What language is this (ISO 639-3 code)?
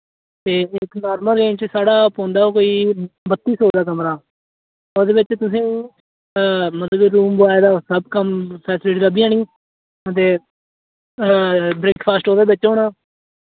doi